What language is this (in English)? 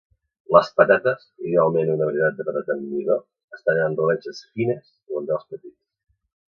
Catalan